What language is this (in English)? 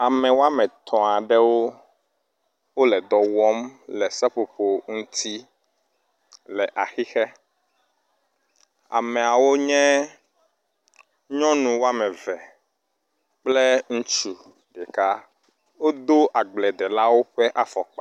Ewe